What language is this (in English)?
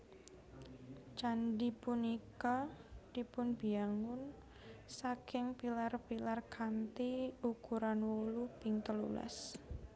Javanese